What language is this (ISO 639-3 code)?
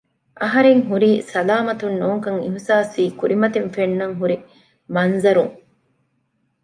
div